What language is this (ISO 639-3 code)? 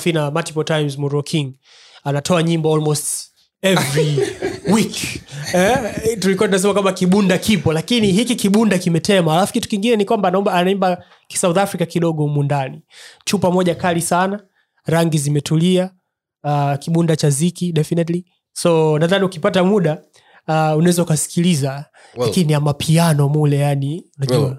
swa